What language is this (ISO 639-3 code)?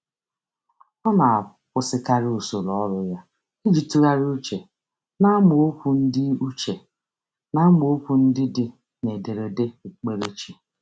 ibo